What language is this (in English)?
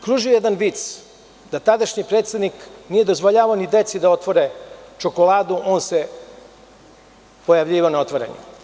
Serbian